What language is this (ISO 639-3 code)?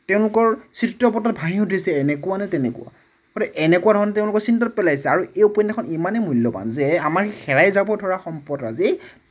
asm